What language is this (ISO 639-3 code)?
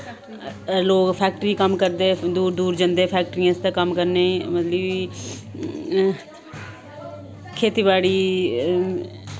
doi